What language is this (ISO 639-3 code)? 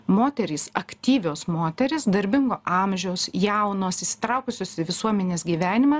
lit